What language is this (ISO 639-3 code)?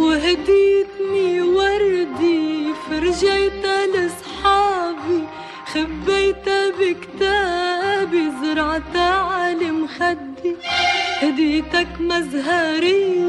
ara